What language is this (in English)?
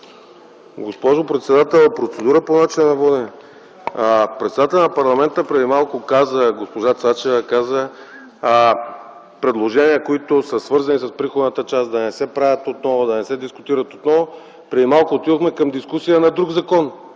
Bulgarian